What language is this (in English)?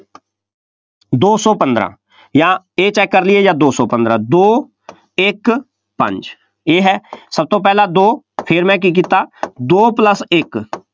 Punjabi